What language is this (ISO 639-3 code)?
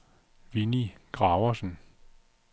dan